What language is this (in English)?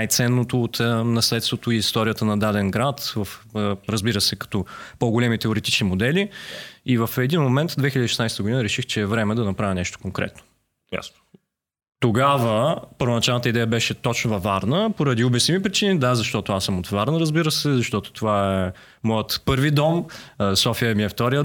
Bulgarian